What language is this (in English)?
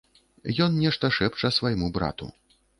Belarusian